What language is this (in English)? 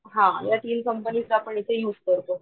Marathi